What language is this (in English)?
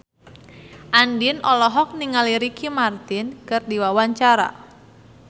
Sundanese